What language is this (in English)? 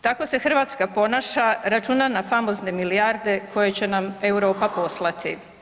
Croatian